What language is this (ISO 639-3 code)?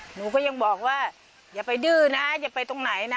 tha